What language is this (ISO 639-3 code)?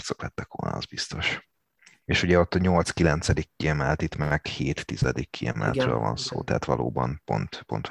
hun